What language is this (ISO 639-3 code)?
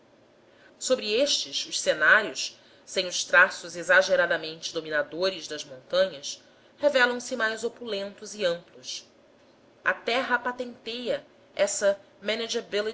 por